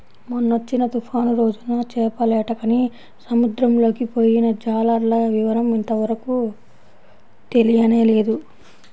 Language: Telugu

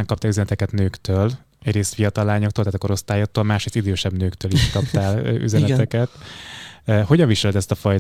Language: Hungarian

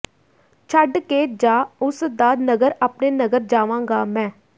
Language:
Punjabi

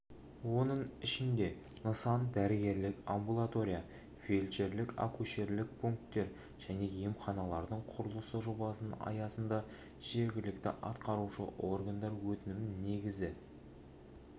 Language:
Kazakh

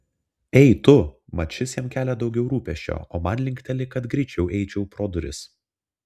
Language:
Lithuanian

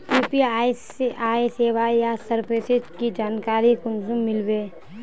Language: Magahi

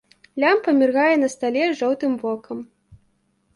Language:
Belarusian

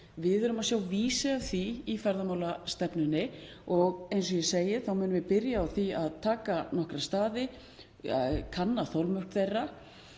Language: Icelandic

